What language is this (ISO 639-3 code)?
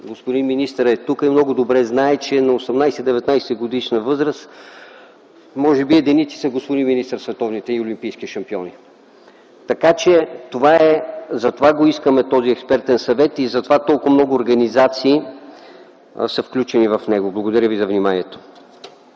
bul